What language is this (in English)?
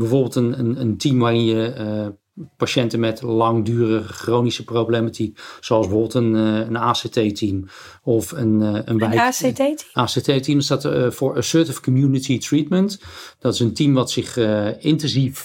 Dutch